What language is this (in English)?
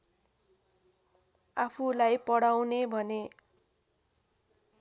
Nepali